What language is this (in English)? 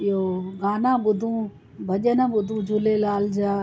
Sindhi